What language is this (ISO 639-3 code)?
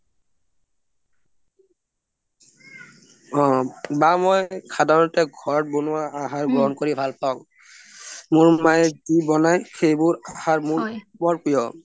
asm